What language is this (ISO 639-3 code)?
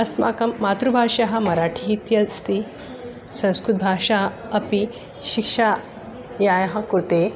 san